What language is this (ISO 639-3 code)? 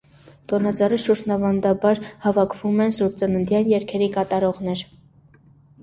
hye